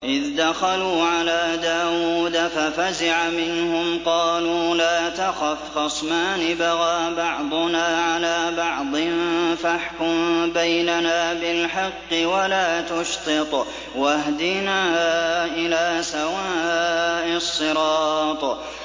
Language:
Arabic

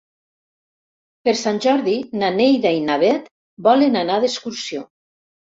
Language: Catalan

